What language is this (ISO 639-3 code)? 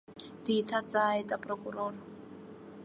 abk